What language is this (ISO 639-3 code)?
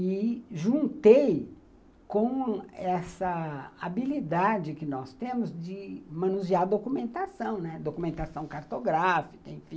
por